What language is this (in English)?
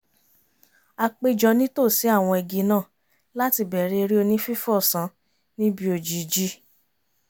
Yoruba